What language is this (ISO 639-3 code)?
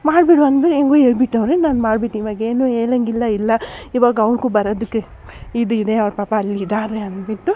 kan